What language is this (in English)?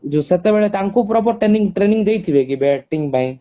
Odia